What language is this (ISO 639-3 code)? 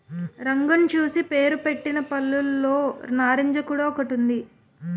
tel